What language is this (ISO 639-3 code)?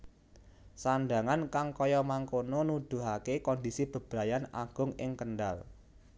jav